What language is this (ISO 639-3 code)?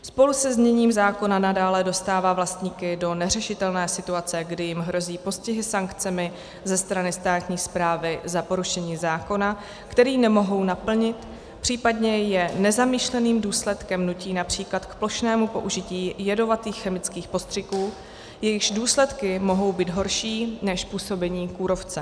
ces